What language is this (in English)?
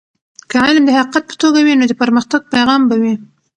Pashto